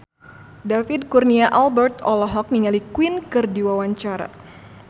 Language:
Sundanese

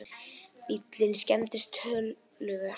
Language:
Icelandic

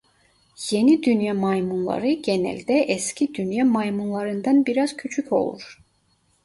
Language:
Turkish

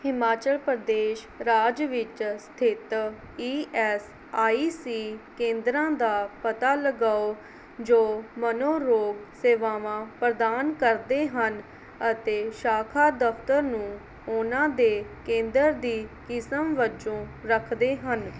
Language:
Punjabi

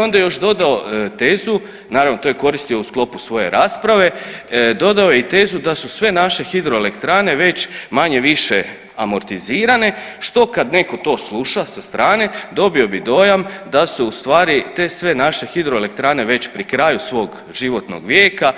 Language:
Croatian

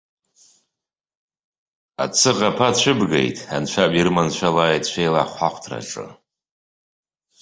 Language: Abkhazian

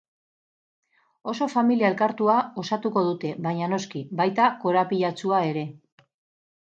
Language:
Basque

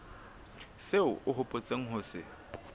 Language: Southern Sotho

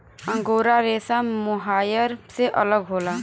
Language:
Bhojpuri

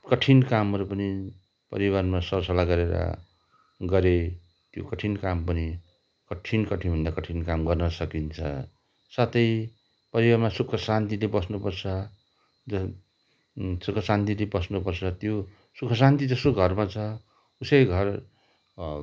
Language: Nepali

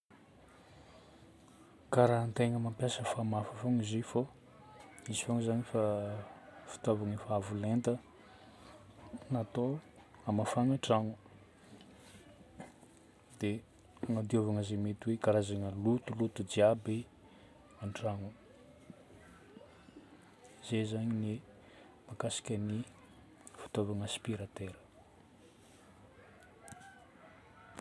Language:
Northern Betsimisaraka Malagasy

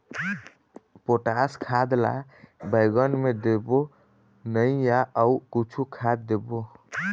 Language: Chhattisgarhi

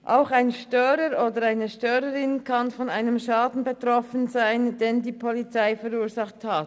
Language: Swiss German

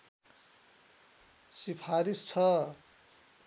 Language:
Nepali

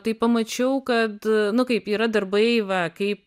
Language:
Lithuanian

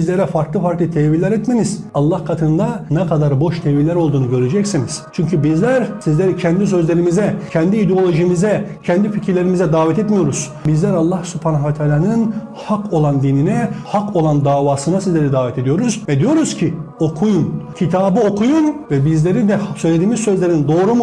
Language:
Turkish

